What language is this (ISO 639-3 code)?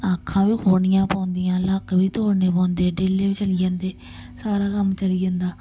doi